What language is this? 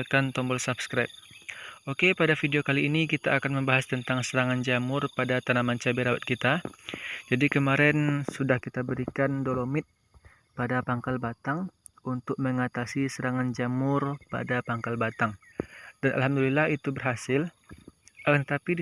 Indonesian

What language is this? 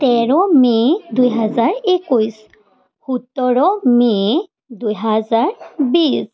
Assamese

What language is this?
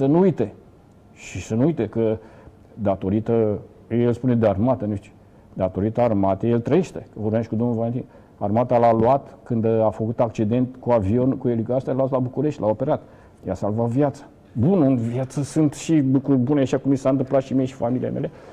Romanian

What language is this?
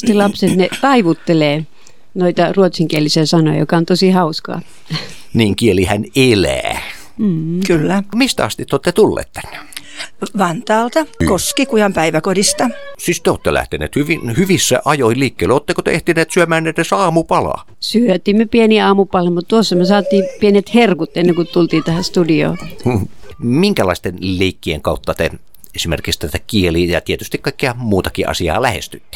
Finnish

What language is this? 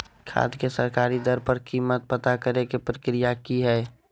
Magahi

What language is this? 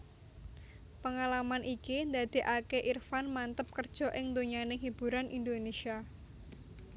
Javanese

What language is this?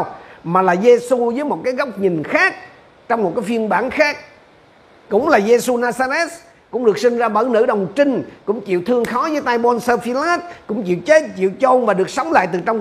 Vietnamese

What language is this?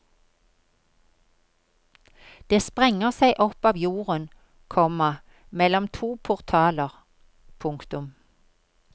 Norwegian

